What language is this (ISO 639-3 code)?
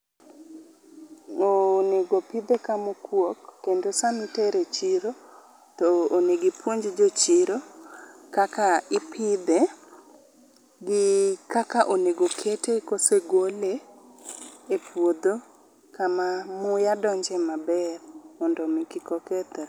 luo